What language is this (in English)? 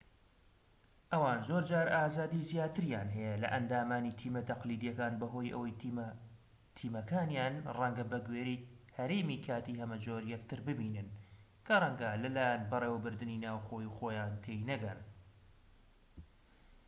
Central Kurdish